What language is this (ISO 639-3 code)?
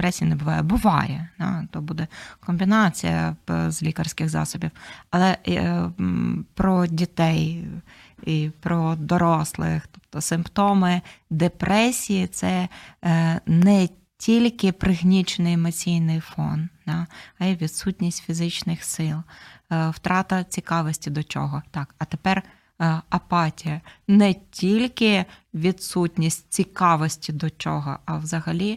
ukr